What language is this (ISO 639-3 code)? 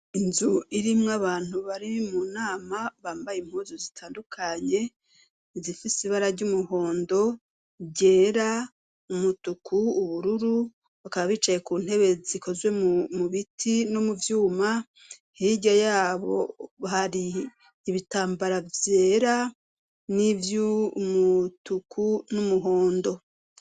run